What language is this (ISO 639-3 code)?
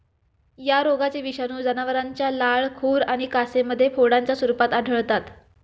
mar